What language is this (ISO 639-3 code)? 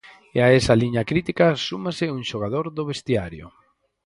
glg